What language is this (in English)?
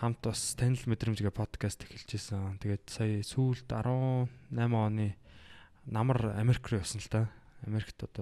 Korean